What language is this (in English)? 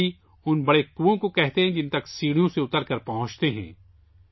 Urdu